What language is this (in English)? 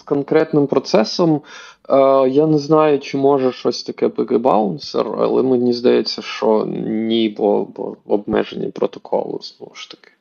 Ukrainian